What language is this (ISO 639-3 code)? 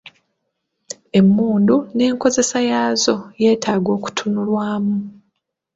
lug